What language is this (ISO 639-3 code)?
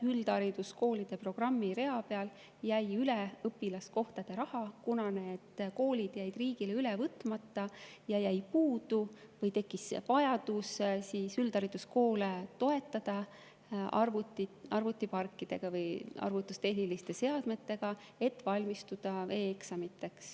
est